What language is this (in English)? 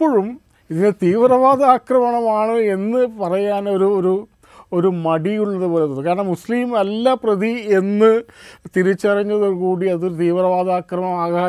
Malayalam